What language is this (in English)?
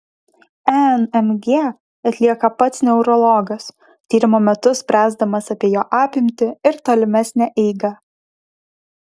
Lithuanian